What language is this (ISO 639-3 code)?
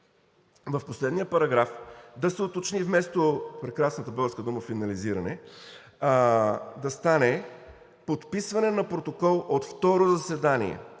bul